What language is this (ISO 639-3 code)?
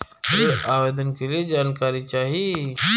bho